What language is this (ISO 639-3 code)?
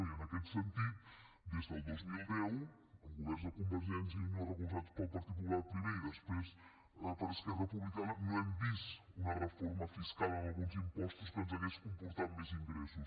cat